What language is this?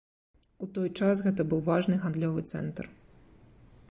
Belarusian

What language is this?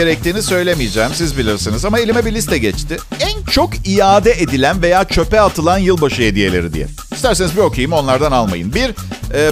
Turkish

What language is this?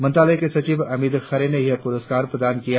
Hindi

